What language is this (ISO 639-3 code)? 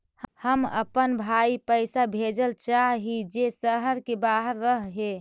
mag